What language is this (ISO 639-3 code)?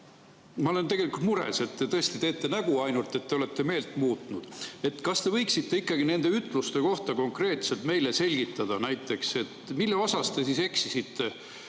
est